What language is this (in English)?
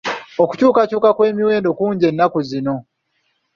Ganda